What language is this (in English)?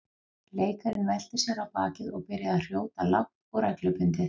Icelandic